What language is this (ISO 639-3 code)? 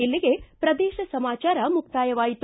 kan